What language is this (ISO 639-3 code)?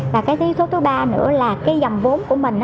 vie